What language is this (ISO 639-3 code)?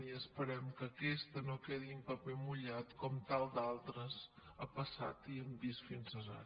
cat